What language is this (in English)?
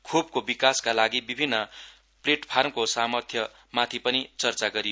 Nepali